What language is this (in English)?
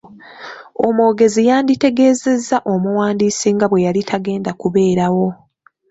Ganda